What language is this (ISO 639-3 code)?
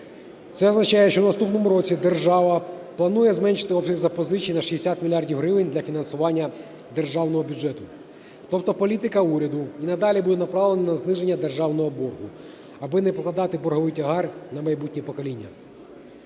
ukr